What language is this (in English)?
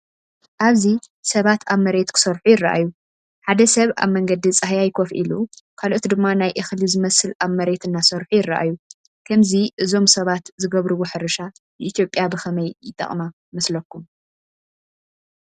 Tigrinya